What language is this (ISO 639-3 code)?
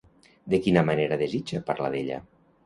cat